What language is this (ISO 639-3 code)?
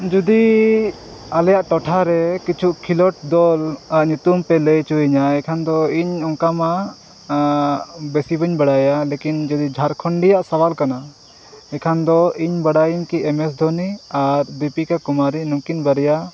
sat